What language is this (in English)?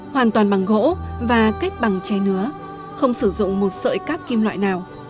Vietnamese